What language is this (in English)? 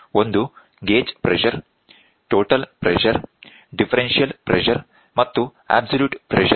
Kannada